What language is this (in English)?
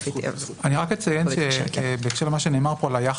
Hebrew